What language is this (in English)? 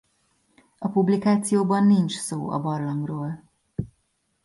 Hungarian